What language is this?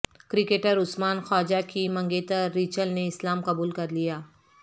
Urdu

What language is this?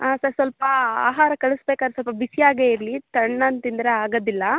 Kannada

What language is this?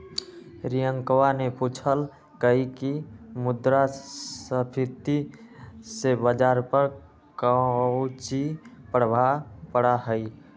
Magahi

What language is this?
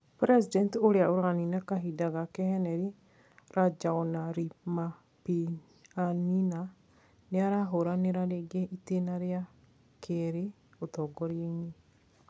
Kikuyu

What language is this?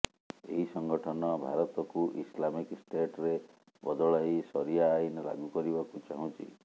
Odia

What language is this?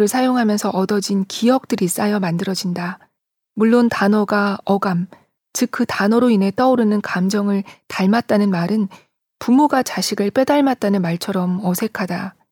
Korean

